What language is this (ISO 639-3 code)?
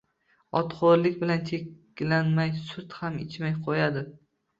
uzb